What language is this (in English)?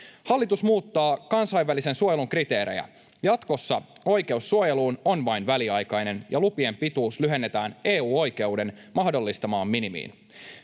Finnish